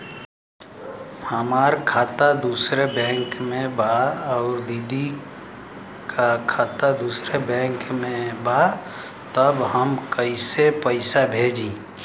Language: Bhojpuri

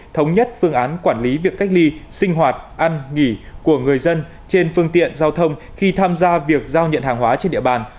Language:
Vietnamese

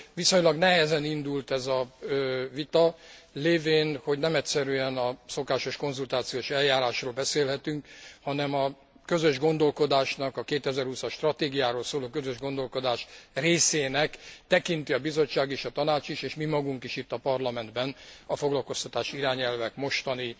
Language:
Hungarian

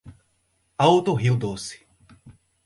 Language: Portuguese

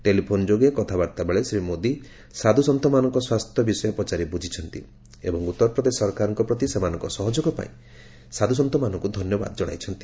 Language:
Odia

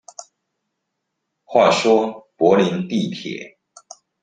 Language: Chinese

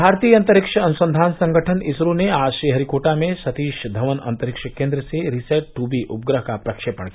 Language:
Hindi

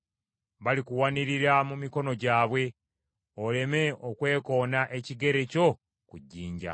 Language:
Ganda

